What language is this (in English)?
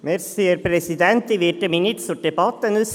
Swiss German